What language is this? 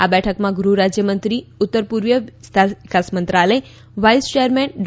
Gujarati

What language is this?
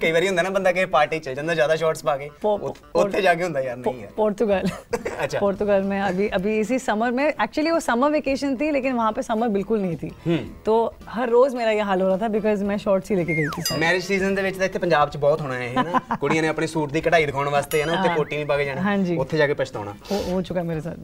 Punjabi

